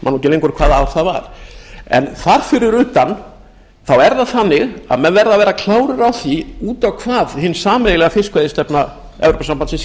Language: Icelandic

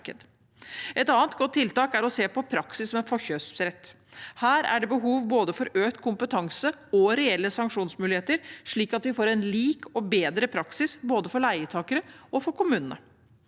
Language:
Norwegian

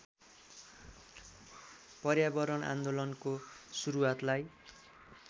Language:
Nepali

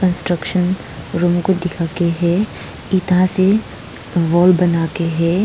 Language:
Hindi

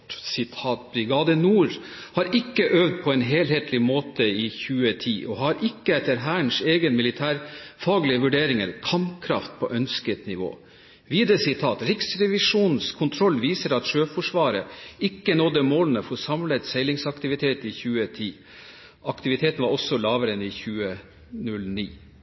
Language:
Norwegian Bokmål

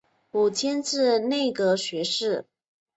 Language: Chinese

